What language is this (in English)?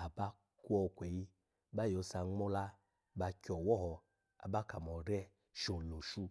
Alago